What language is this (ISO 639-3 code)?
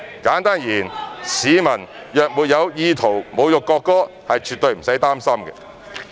yue